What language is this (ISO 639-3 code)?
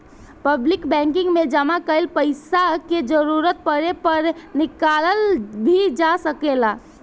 bho